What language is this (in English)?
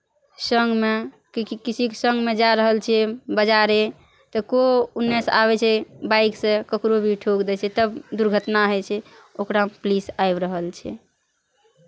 Maithili